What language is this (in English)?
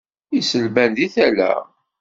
Kabyle